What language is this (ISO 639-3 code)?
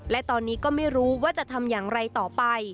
tha